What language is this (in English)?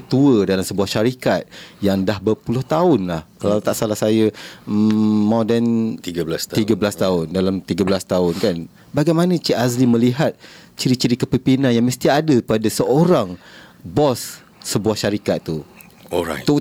Malay